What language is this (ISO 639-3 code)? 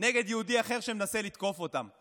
heb